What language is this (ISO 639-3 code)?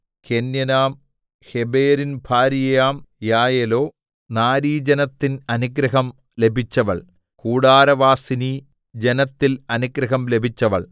mal